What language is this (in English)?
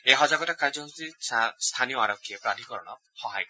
Assamese